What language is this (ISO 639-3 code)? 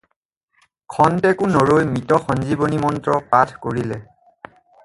asm